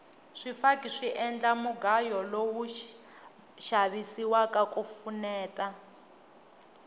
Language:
Tsonga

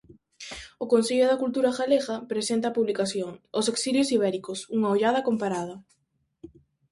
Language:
Galician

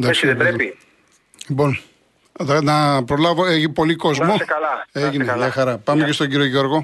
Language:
Greek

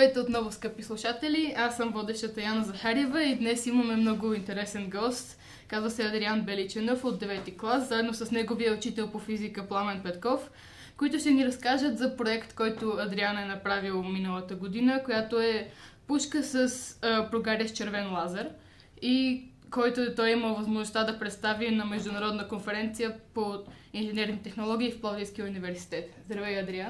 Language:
Bulgarian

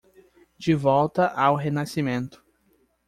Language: Portuguese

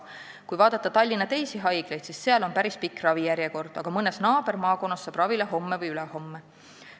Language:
Estonian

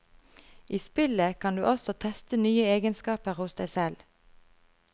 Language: Norwegian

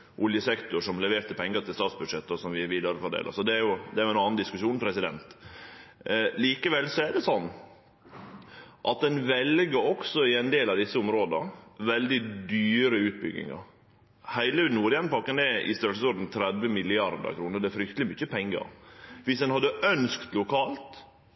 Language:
Norwegian Nynorsk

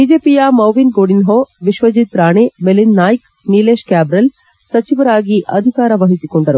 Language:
Kannada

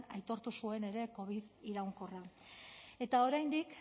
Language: Basque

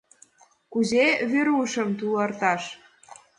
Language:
Mari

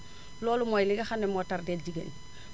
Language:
Wolof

